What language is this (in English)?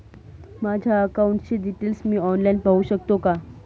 Marathi